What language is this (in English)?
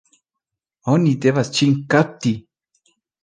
Esperanto